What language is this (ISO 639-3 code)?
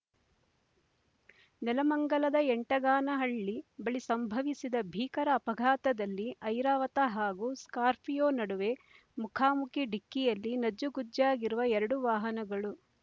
kan